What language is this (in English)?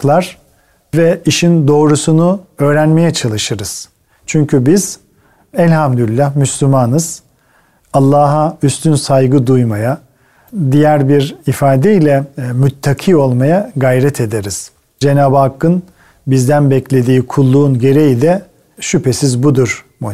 Turkish